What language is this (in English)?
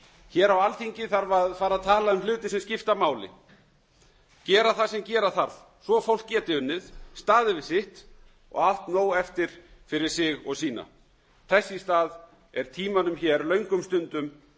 Icelandic